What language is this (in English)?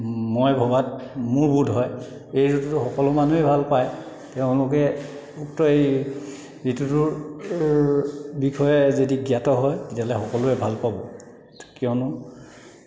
Assamese